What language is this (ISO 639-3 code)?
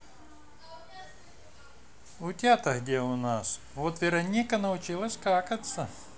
rus